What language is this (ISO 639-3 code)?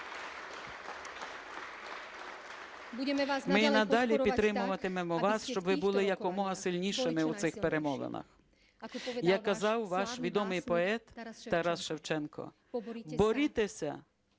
ukr